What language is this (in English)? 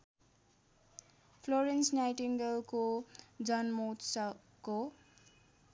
Nepali